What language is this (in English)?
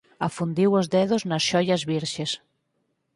Galician